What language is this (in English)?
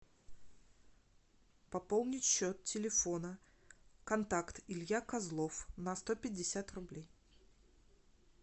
Russian